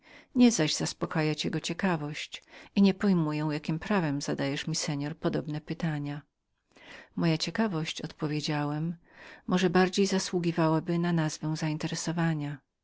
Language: Polish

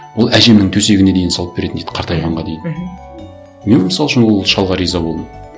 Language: Kazakh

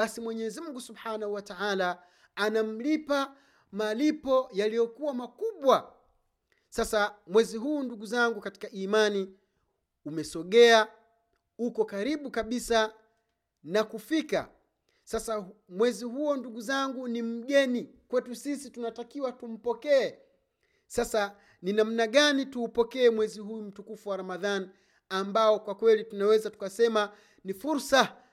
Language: Swahili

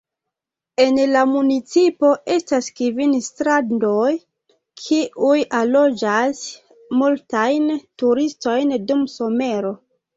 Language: Esperanto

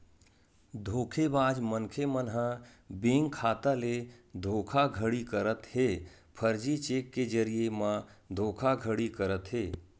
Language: Chhattisgarhi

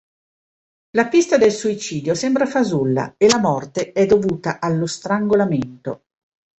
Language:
Italian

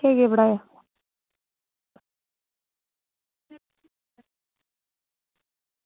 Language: Dogri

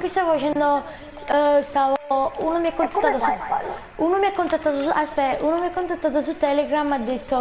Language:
Italian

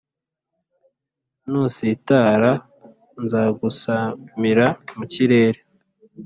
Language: Kinyarwanda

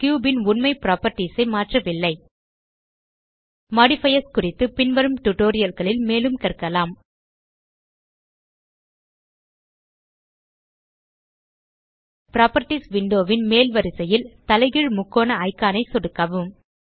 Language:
Tamil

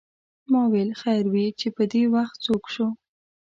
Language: Pashto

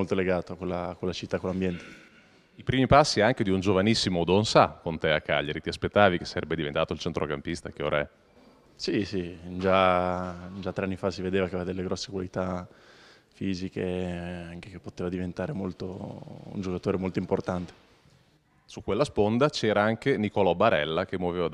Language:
Italian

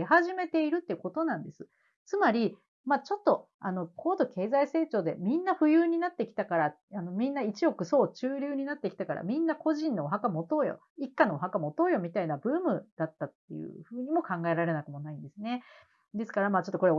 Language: Japanese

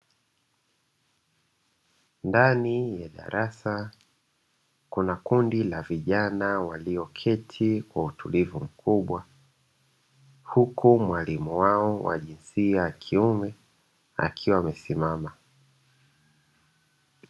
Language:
Swahili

